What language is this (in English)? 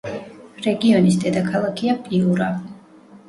Georgian